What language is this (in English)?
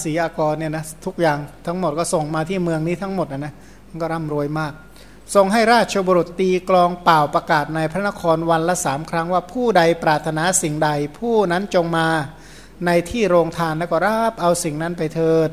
Thai